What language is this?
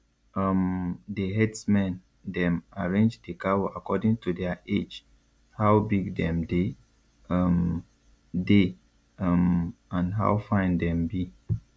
Nigerian Pidgin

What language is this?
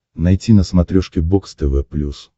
Russian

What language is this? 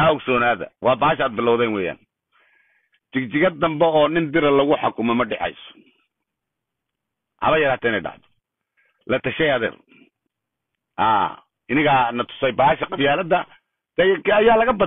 Arabic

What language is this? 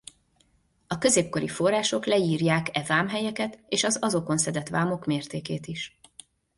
Hungarian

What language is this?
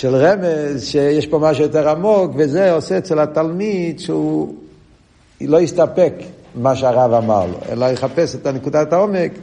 Hebrew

